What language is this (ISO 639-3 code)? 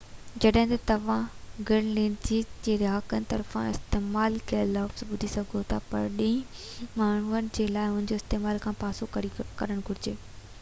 snd